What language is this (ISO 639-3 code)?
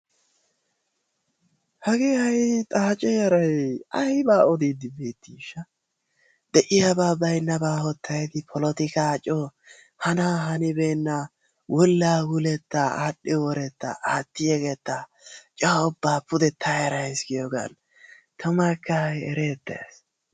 wal